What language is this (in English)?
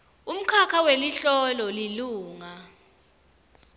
Swati